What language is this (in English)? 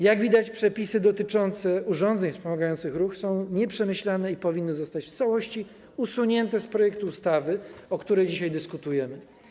Polish